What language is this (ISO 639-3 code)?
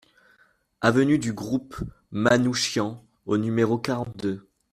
fra